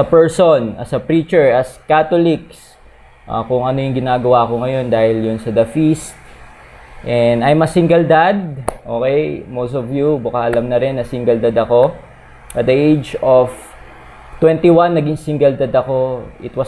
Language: Filipino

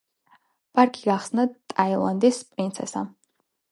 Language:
Georgian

